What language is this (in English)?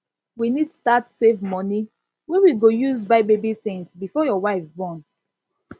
Nigerian Pidgin